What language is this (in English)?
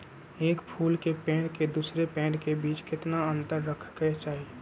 Magahi